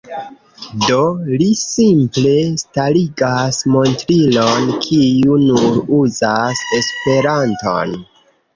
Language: Esperanto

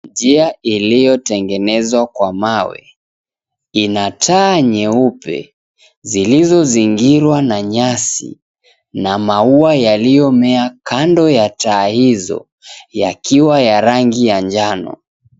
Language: Swahili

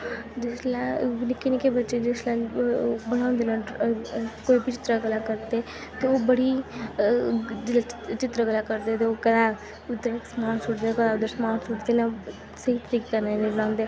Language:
Dogri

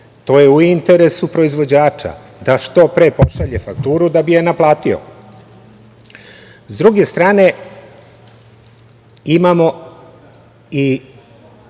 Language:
Serbian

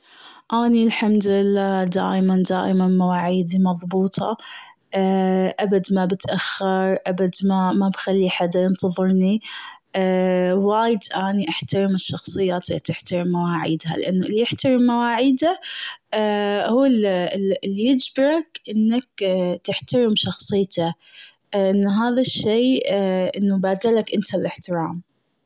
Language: Gulf Arabic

